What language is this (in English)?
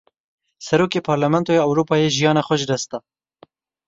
Kurdish